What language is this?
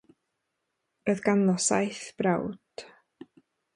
Welsh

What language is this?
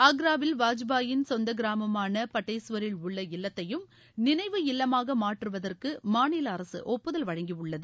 Tamil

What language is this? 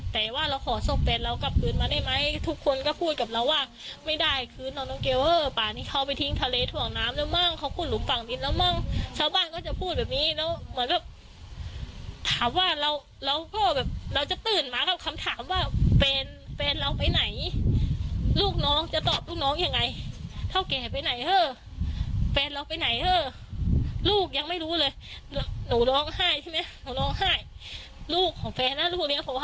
Thai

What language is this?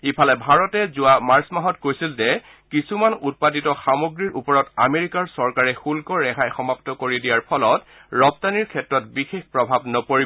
Assamese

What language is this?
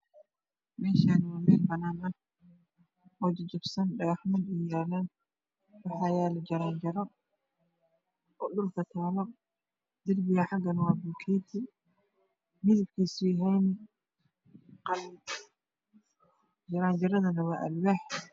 Somali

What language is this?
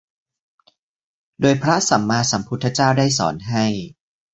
Thai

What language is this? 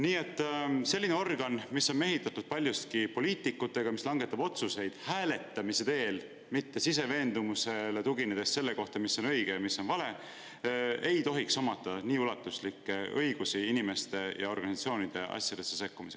Estonian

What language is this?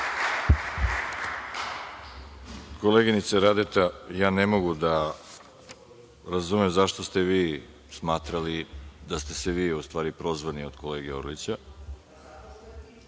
Serbian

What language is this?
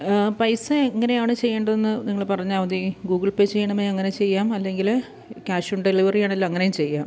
Malayalam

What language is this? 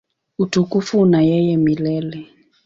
Swahili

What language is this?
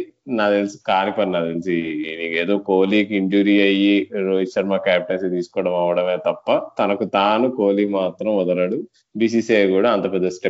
Telugu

